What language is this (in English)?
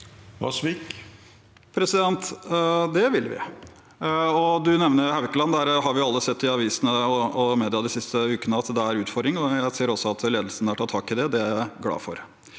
Norwegian